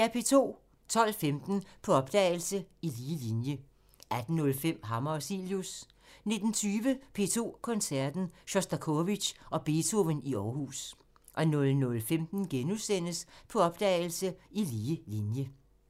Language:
Danish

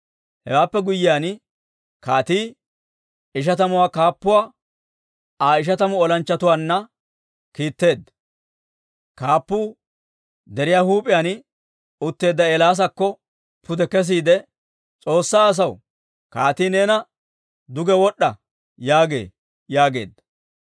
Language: Dawro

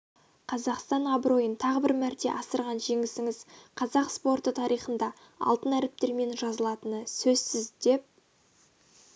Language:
Kazakh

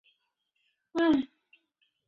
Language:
Chinese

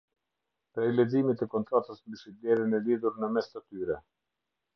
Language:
Albanian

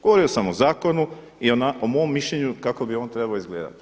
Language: Croatian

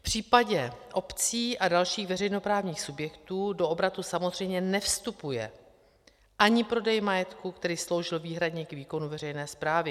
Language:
Czech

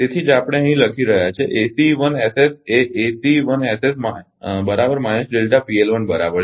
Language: Gujarati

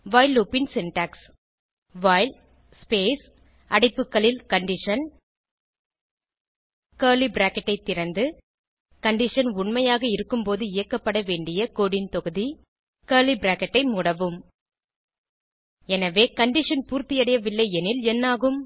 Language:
Tamil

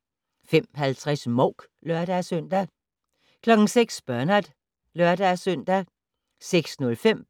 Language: Danish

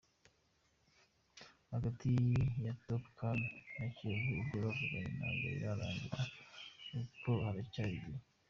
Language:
Kinyarwanda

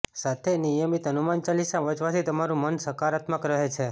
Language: Gujarati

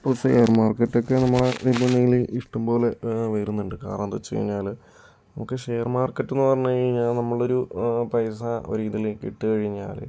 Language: Malayalam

